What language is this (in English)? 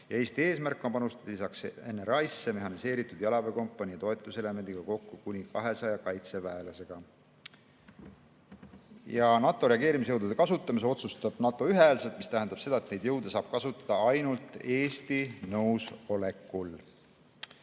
Estonian